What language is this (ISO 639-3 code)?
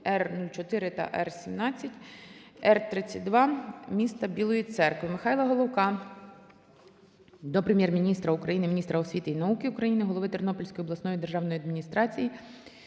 ukr